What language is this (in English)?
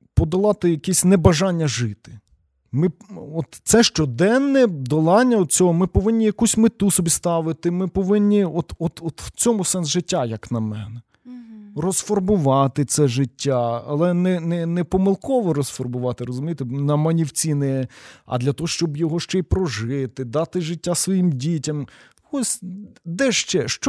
Ukrainian